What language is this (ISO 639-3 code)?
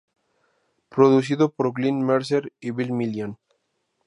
spa